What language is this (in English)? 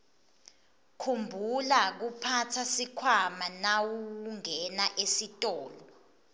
Swati